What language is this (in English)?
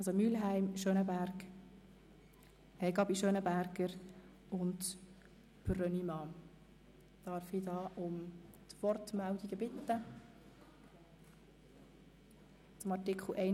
Swiss German